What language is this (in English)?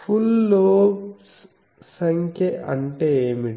Telugu